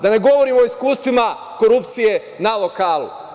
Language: Serbian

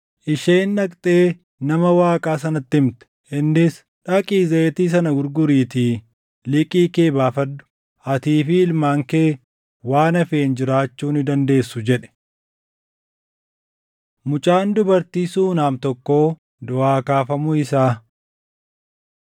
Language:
Oromo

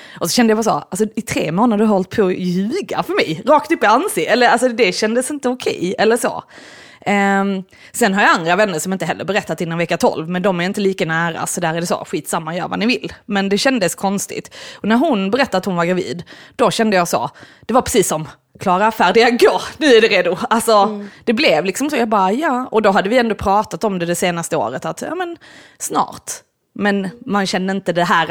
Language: Swedish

